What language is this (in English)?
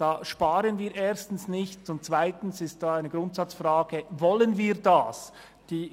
Swiss German